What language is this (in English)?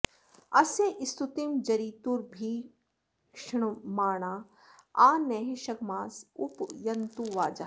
Sanskrit